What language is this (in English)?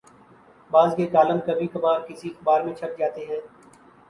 Urdu